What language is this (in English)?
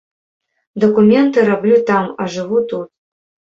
Belarusian